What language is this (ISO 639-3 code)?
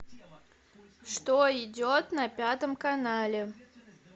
rus